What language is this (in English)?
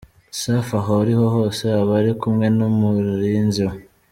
Kinyarwanda